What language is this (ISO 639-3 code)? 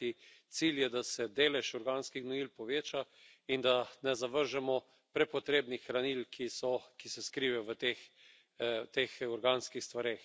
slv